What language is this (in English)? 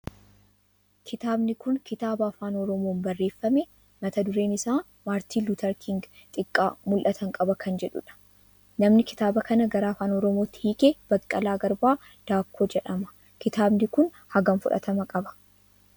Oromo